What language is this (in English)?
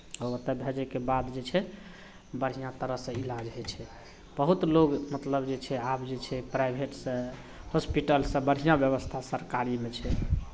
Maithili